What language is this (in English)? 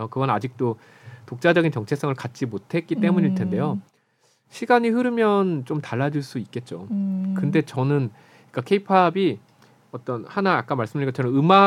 Korean